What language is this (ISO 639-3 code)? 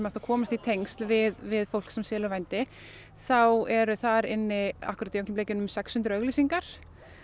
isl